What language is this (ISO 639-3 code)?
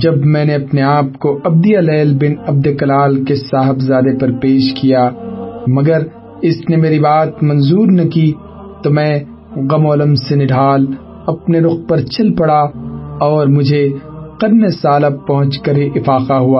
urd